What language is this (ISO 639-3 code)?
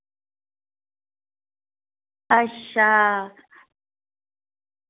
doi